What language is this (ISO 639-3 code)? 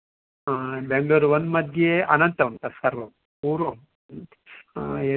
san